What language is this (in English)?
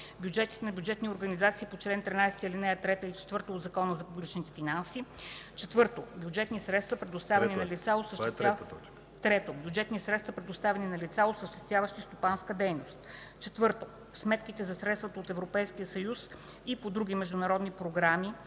Bulgarian